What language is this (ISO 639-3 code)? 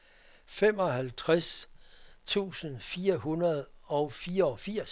dan